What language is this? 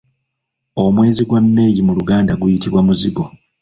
Ganda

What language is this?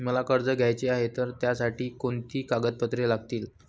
Marathi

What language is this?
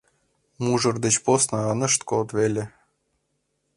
Mari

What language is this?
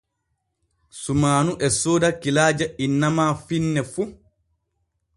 Borgu Fulfulde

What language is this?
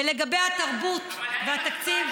Hebrew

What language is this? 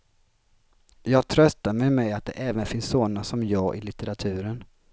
Swedish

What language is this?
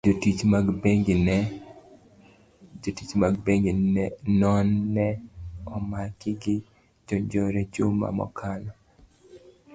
Luo (Kenya and Tanzania)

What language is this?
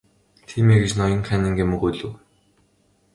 Mongolian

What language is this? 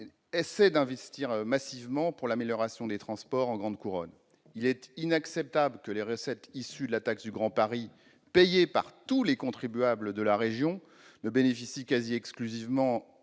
French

